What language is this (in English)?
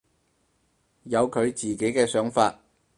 Cantonese